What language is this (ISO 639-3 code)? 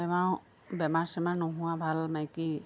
asm